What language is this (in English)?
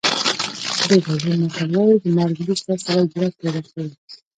Pashto